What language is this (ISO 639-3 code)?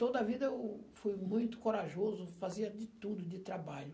por